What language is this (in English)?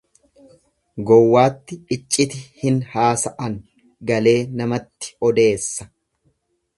Oromo